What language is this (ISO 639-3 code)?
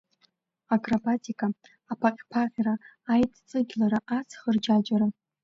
abk